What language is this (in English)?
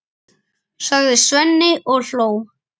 Icelandic